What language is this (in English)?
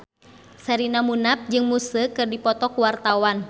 Sundanese